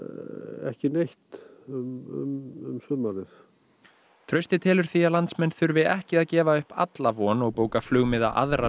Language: Icelandic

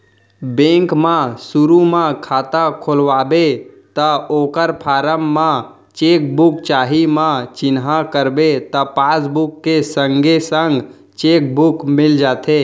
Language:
Chhattisgarhi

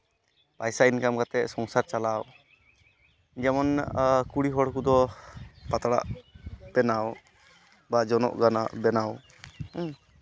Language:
Santali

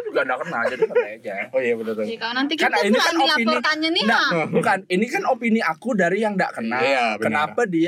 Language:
Indonesian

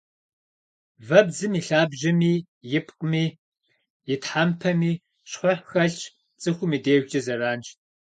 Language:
Kabardian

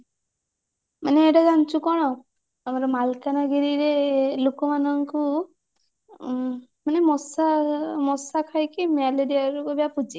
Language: Odia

